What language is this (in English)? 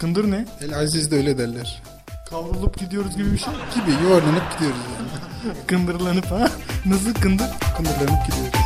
Turkish